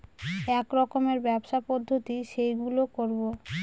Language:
Bangla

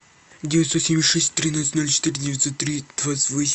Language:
Russian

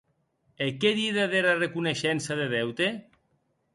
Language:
Occitan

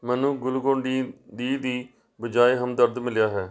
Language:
Punjabi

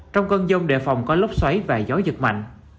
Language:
Vietnamese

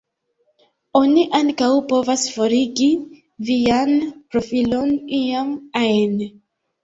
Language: Esperanto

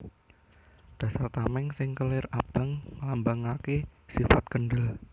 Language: Javanese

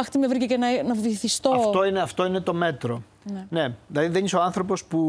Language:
Greek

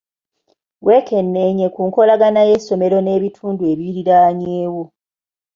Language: Ganda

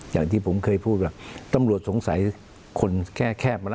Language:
Thai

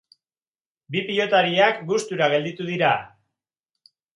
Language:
Basque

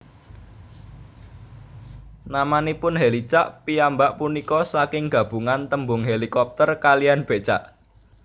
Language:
Javanese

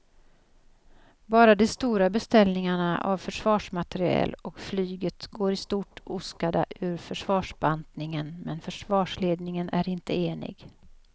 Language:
Swedish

